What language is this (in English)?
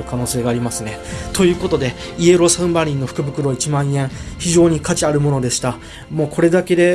Japanese